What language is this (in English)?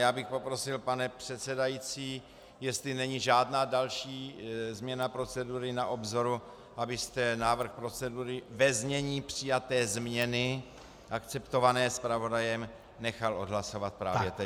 Czech